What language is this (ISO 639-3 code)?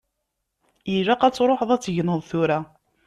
kab